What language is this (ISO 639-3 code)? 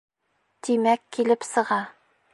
bak